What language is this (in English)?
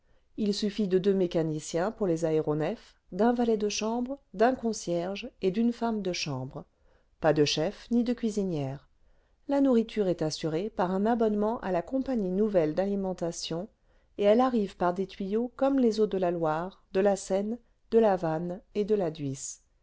French